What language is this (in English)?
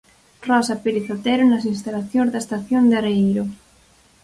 Galician